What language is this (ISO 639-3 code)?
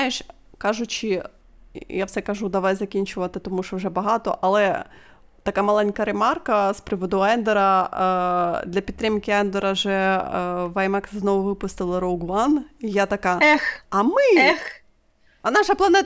ukr